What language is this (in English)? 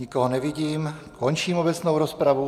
Czech